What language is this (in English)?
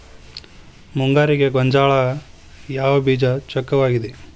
Kannada